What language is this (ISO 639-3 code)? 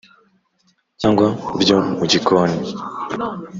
kin